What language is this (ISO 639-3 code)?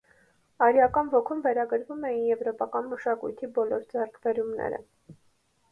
hye